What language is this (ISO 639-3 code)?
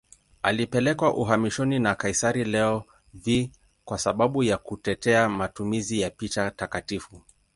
swa